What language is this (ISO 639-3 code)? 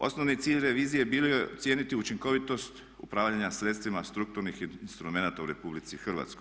hrv